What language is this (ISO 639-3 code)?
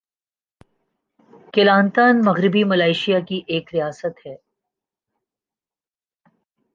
urd